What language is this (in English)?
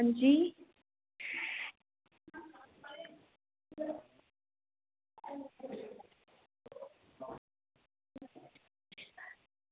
Dogri